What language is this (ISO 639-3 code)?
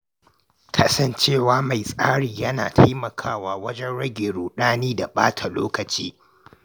hau